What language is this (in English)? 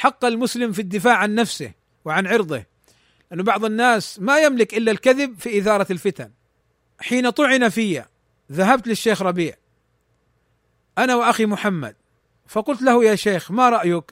Arabic